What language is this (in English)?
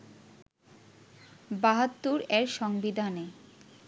Bangla